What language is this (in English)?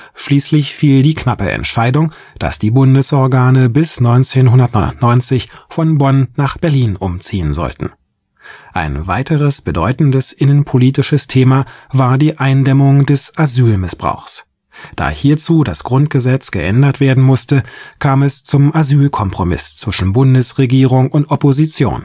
German